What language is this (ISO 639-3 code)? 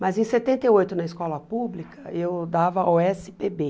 por